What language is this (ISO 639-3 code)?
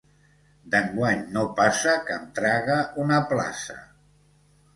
cat